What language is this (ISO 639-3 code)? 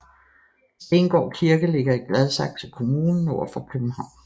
dan